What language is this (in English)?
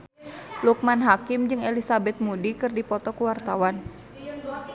Sundanese